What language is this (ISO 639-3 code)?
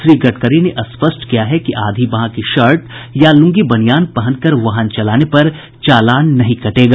hin